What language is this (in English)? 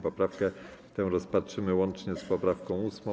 Polish